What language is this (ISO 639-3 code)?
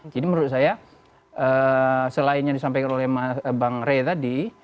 ind